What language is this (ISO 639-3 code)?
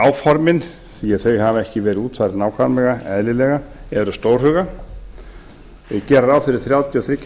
isl